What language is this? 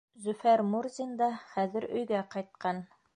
Bashkir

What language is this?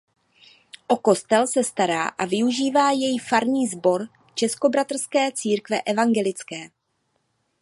Czech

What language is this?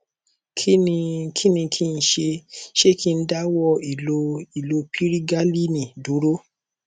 Yoruba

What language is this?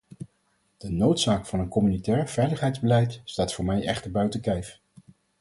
Dutch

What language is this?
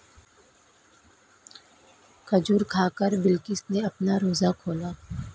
Hindi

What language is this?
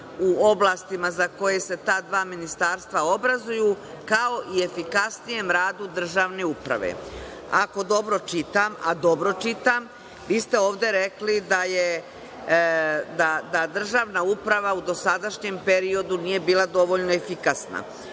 Serbian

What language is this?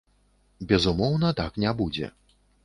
Belarusian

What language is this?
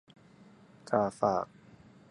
Thai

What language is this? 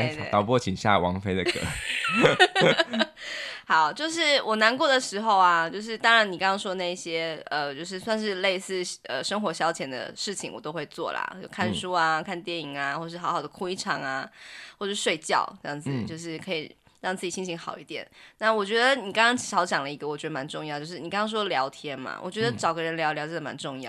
Chinese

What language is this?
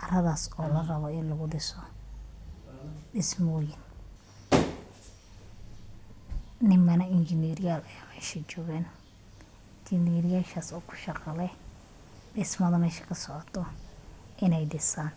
Somali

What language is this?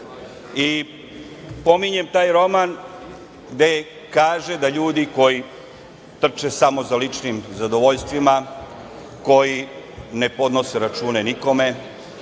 Serbian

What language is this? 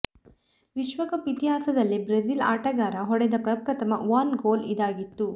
Kannada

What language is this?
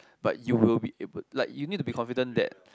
English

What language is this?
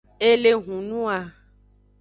Aja (Benin)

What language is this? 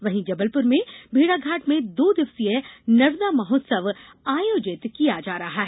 Hindi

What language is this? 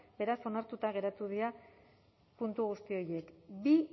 Basque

